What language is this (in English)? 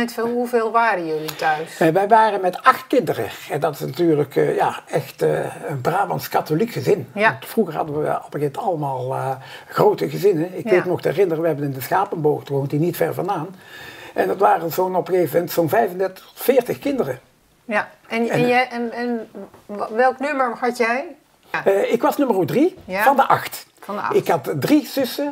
Dutch